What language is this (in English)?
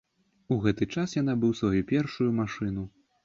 Belarusian